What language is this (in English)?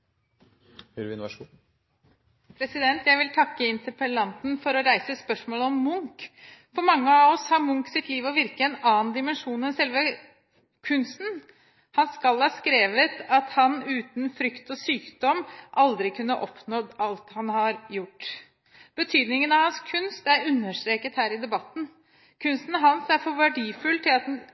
Norwegian